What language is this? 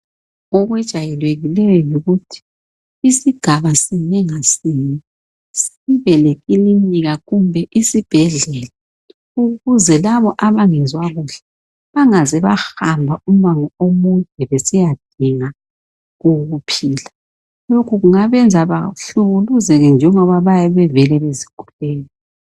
North Ndebele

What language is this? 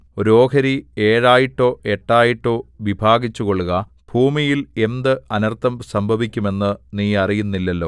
Malayalam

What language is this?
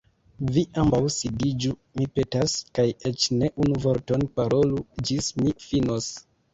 Esperanto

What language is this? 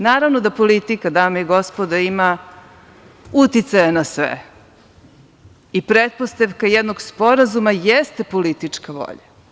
Serbian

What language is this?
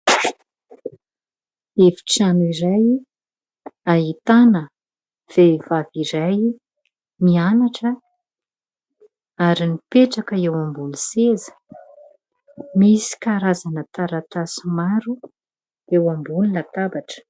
Malagasy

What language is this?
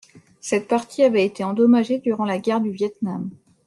French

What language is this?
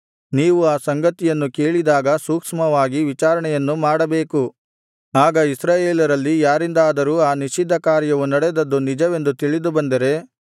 Kannada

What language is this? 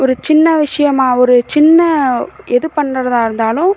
Tamil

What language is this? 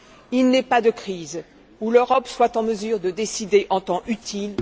French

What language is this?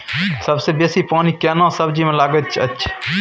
Maithili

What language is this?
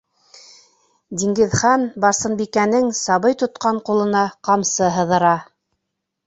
Bashkir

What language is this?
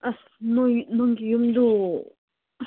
Manipuri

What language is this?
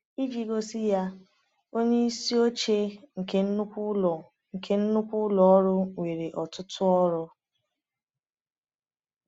Igbo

